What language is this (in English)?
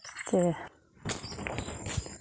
Dogri